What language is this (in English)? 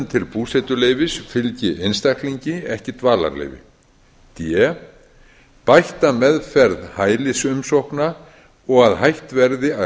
Icelandic